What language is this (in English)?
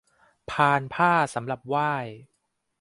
Thai